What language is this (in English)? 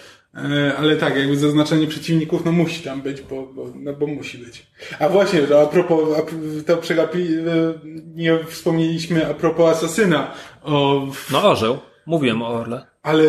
Polish